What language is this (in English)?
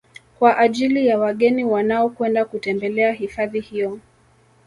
Swahili